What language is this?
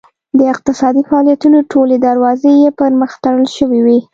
Pashto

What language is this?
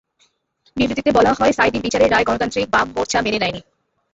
Bangla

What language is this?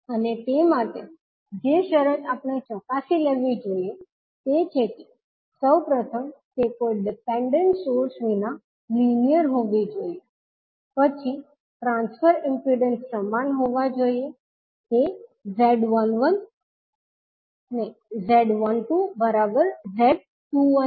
Gujarati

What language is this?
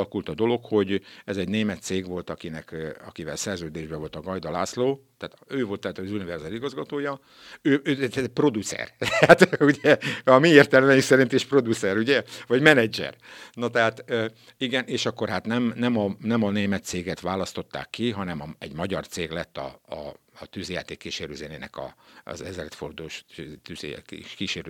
Hungarian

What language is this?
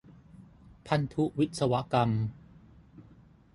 Thai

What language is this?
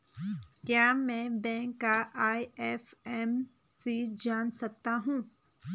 Hindi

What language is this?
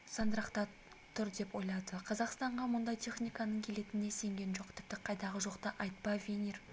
Kazakh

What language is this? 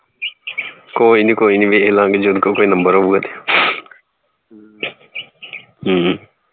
Punjabi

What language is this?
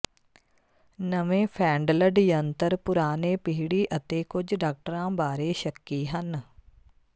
Punjabi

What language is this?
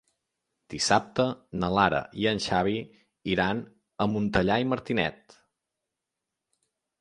Catalan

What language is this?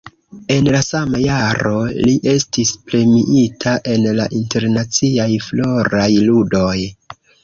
Esperanto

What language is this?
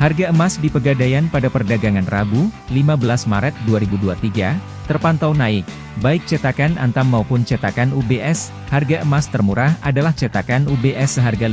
Indonesian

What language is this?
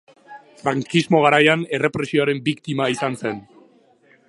Basque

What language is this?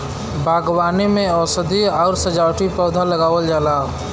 Bhojpuri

